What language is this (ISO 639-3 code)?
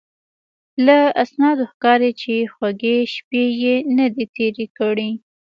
pus